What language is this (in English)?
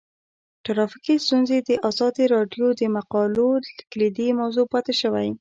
Pashto